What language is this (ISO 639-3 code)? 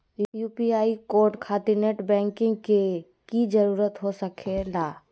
mag